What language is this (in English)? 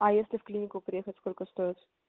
Russian